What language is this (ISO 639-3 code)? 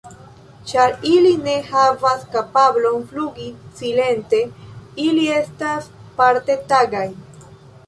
epo